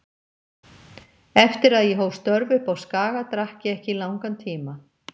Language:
Icelandic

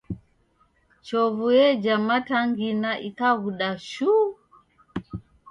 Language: Taita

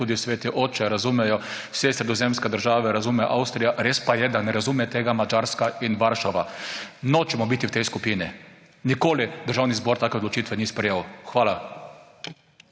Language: Slovenian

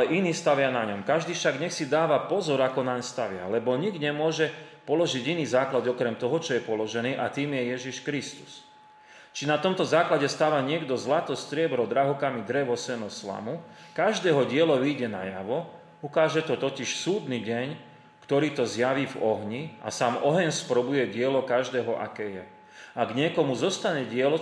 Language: Slovak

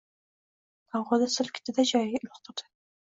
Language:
Uzbek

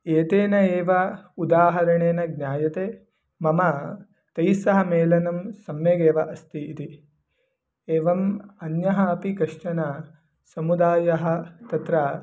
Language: Sanskrit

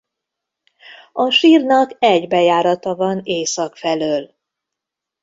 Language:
Hungarian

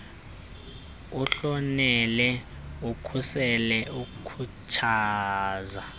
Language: Xhosa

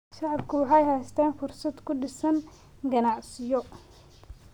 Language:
Somali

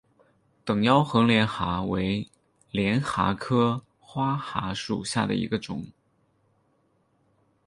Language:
Chinese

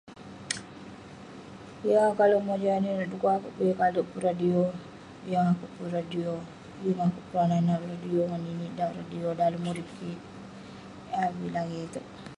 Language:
Western Penan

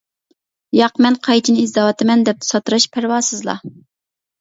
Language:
Uyghur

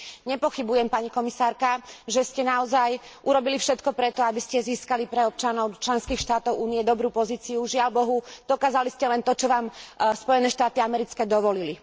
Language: Slovak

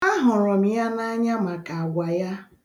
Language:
Igbo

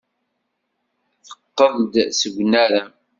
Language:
Kabyle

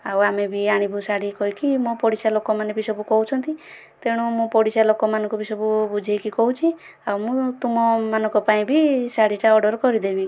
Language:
Odia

